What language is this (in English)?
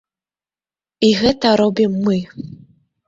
Belarusian